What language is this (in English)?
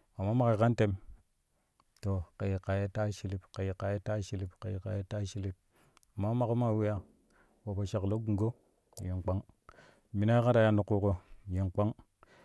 Kushi